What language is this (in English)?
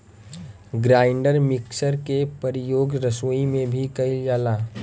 Bhojpuri